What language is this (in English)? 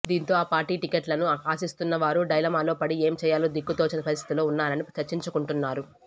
Telugu